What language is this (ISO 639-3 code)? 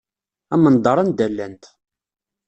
kab